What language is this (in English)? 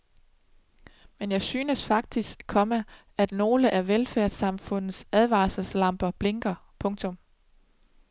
Danish